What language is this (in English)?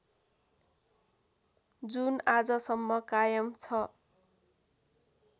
Nepali